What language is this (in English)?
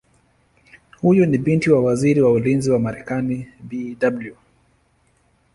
Swahili